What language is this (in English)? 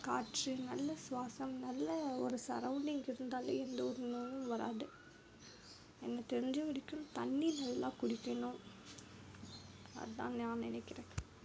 Tamil